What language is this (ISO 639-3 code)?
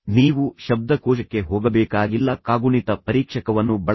kan